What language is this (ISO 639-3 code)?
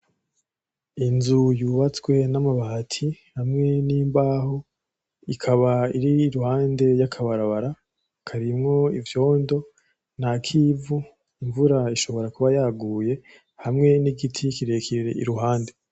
run